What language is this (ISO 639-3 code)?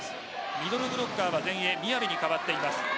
jpn